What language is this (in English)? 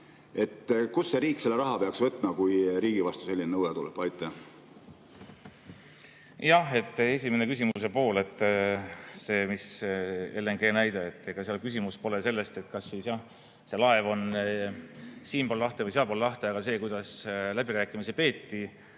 Estonian